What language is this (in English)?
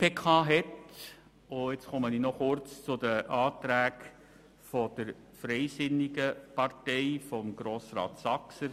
Swiss German